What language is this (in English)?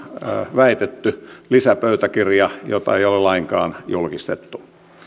Finnish